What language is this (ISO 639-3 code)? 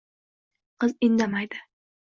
uzb